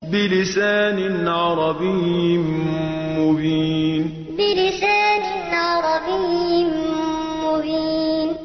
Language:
Arabic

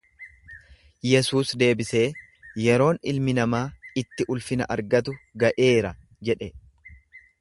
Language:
Oromo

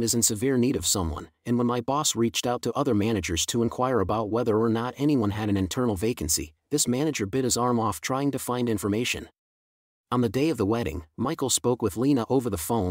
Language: English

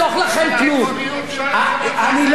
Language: Hebrew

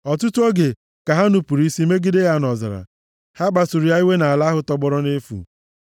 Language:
Igbo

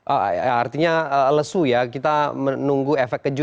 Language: Indonesian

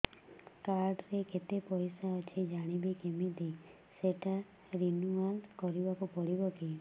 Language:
Odia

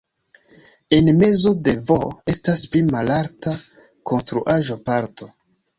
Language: Esperanto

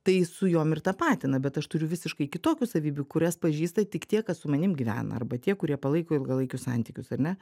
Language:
Lithuanian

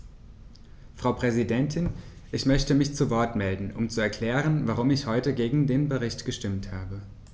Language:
German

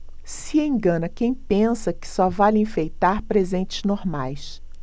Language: Portuguese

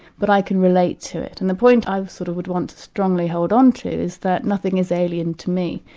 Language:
English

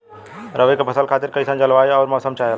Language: Bhojpuri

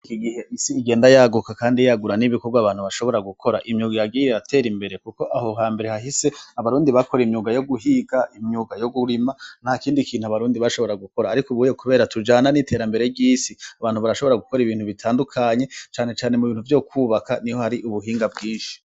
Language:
Rundi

